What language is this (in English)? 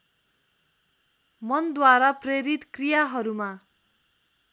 Nepali